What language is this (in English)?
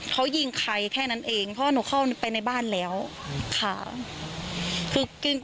Thai